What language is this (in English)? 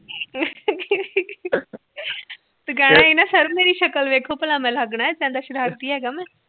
Punjabi